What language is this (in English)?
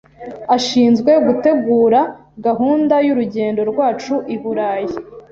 Kinyarwanda